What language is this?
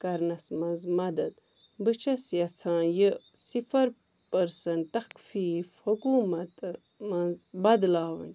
Kashmiri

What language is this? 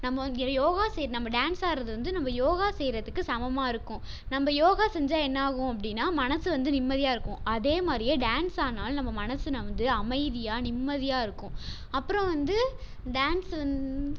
Tamil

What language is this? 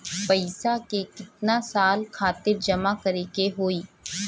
Bhojpuri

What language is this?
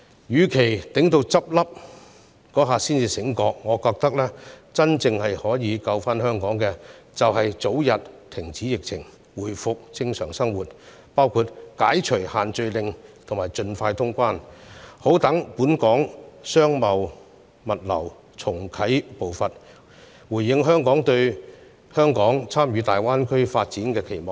Cantonese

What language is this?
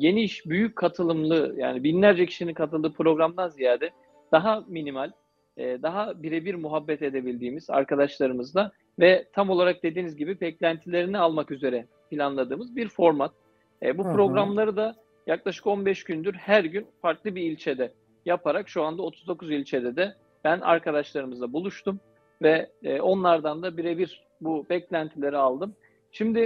Turkish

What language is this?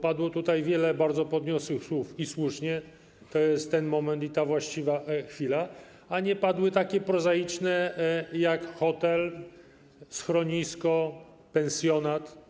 Polish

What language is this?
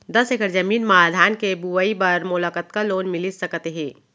Chhattisgarhi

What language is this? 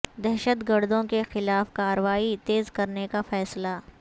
Urdu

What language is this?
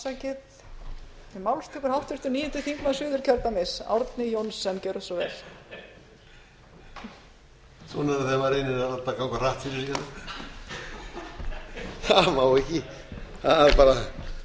Icelandic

